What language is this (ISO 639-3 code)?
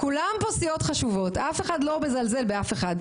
heb